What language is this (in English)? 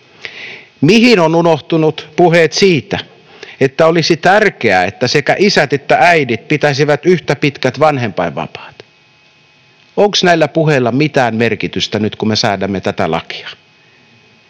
Finnish